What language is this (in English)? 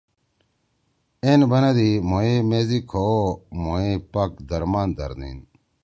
Torwali